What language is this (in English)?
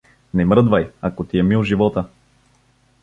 Bulgarian